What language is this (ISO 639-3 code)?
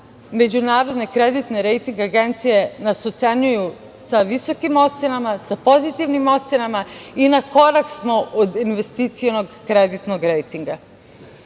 srp